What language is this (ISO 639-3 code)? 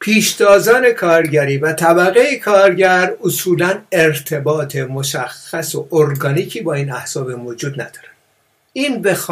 fas